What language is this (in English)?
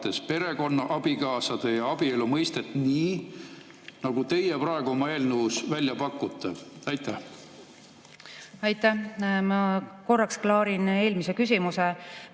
Estonian